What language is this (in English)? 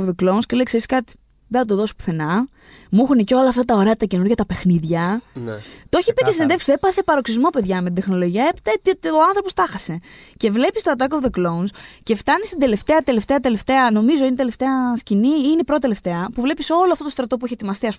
Greek